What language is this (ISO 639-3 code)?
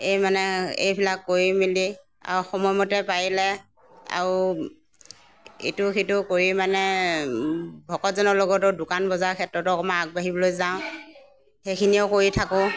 asm